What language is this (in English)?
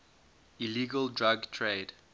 English